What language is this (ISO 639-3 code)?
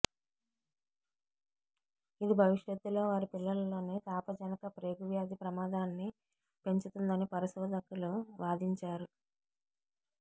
tel